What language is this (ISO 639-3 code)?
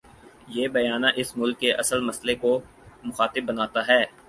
urd